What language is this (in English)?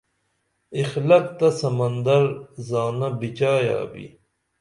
Dameli